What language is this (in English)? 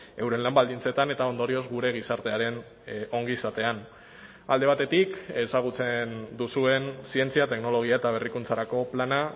Basque